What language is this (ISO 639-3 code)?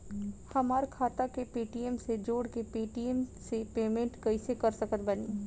bho